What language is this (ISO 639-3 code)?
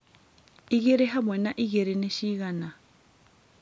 kik